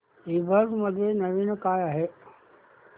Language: Marathi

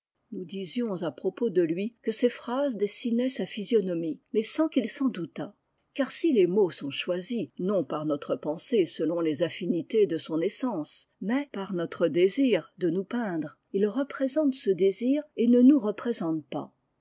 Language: French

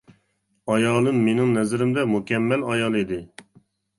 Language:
Uyghur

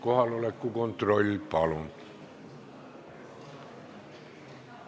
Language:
Estonian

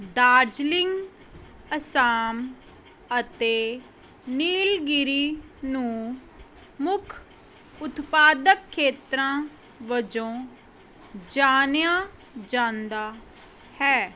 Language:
Punjabi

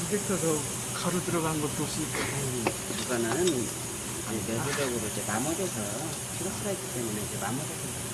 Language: Korean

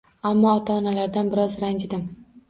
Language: Uzbek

